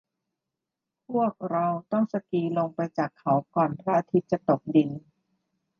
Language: Thai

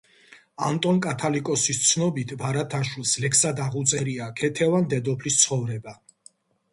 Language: Georgian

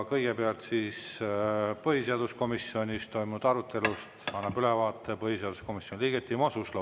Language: Estonian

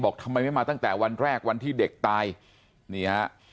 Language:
Thai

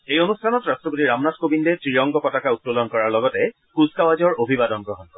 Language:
Assamese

